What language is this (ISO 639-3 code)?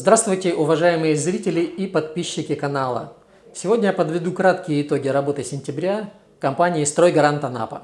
rus